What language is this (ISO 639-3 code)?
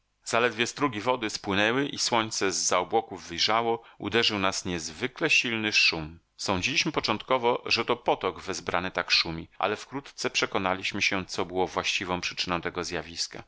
pol